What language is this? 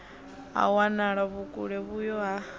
Venda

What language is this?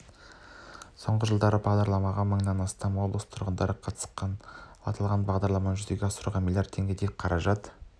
Kazakh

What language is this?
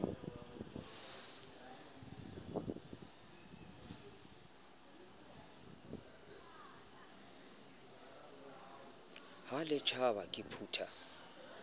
Southern Sotho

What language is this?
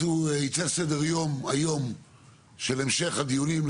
Hebrew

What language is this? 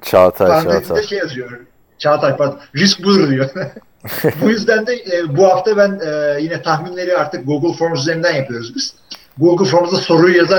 Turkish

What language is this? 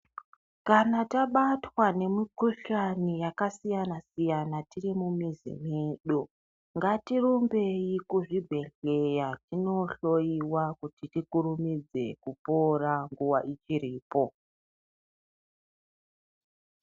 Ndau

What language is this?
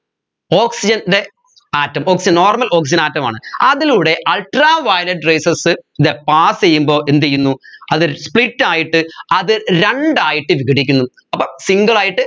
Malayalam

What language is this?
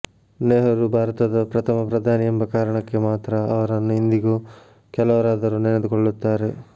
Kannada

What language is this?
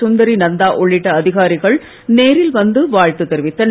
Tamil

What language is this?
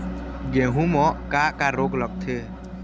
Chhattisgarhi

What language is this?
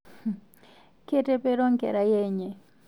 Masai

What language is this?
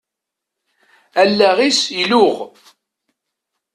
Kabyle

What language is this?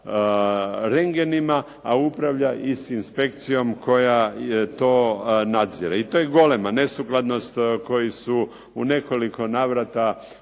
Croatian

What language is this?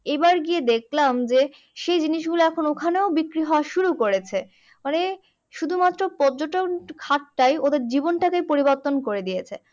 Bangla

